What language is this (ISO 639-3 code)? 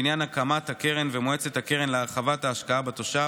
heb